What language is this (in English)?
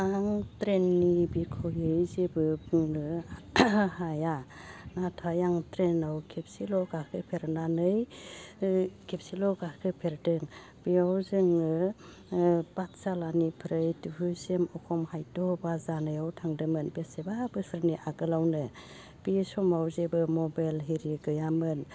Bodo